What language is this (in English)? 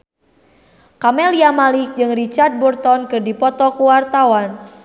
Sundanese